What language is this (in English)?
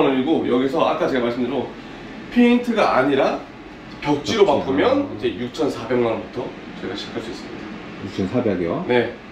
Korean